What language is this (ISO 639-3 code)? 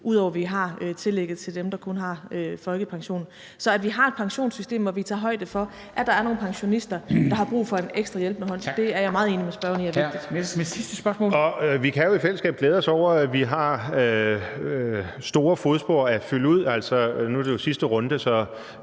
dan